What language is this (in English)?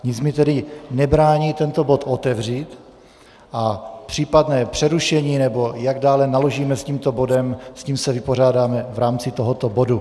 Czech